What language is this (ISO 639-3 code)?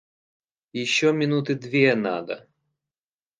rus